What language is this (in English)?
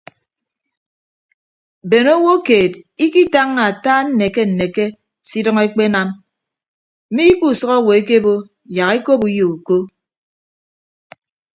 Ibibio